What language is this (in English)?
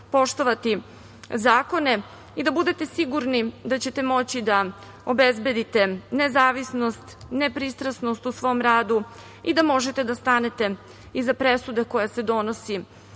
Serbian